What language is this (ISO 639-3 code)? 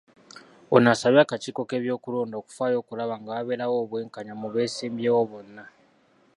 lug